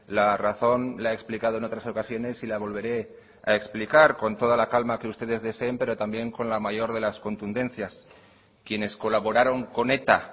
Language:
Spanish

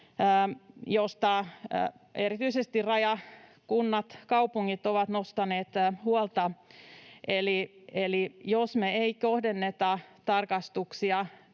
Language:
Finnish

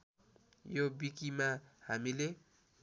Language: Nepali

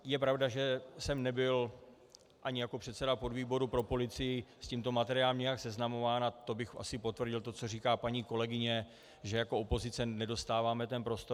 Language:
Czech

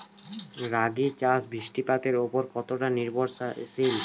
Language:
Bangla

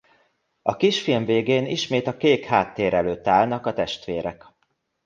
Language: Hungarian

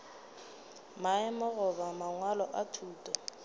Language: Northern Sotho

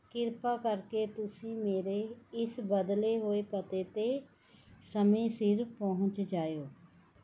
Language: Punjabi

